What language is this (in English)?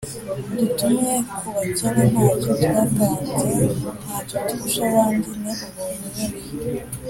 Kinyarwanda